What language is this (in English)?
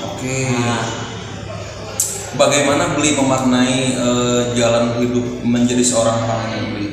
Indonesian